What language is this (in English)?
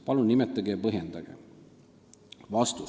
Estonian